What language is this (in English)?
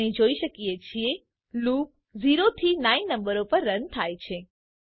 Gujarati